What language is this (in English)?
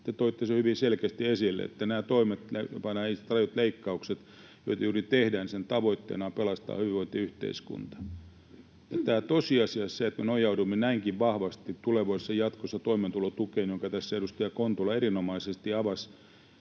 Finnish